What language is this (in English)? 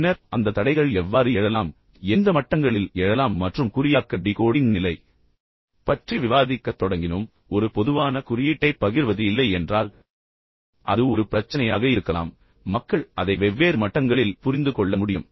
Tamil